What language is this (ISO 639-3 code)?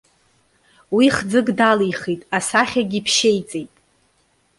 abk